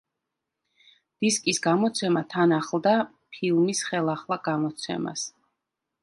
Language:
Georgian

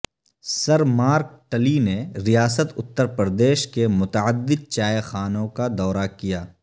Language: Urdu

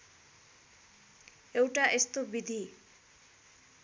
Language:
Nepali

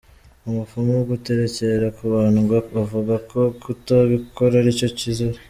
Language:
Kinyarwanda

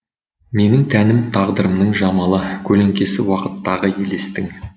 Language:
Kazakh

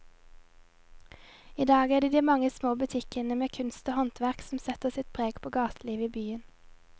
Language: Norwegian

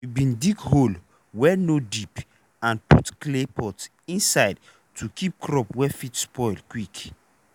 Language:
Nigerian Pidgin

